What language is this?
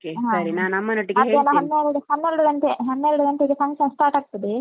Kannada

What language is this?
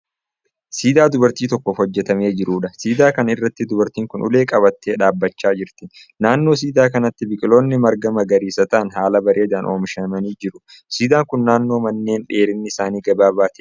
Oromo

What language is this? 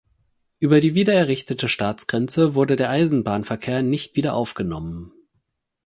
German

